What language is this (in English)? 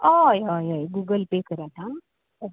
Konkani